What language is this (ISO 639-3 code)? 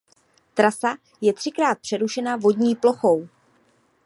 ces